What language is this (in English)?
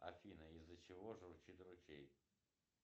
Russian